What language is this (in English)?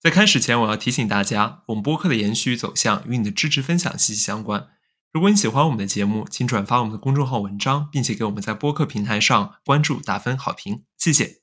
Chinese